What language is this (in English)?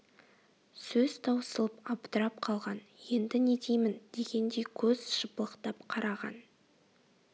Kazakh